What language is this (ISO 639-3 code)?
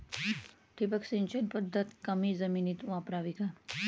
mar